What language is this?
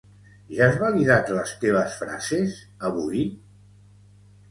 Catalan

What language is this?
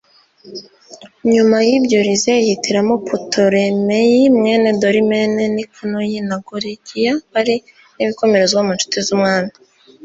Kinyarwanda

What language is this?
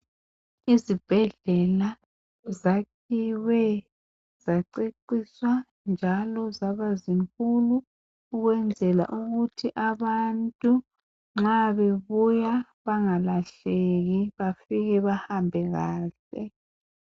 North Ndebele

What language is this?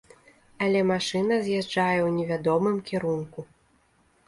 Belarusian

